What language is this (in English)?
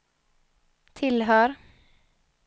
Swedish